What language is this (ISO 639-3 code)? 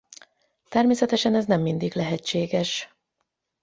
hun